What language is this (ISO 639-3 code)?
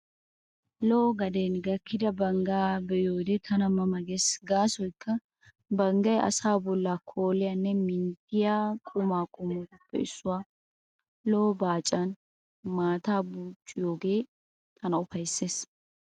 wal